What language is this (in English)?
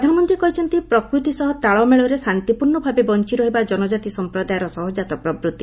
Odia